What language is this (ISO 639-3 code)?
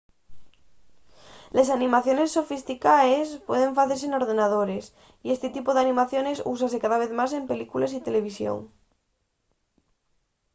ast